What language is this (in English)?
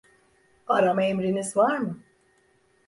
Turkish